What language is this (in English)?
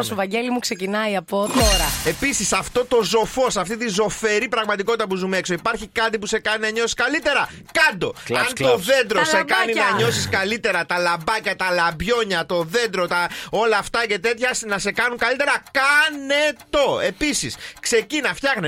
Greek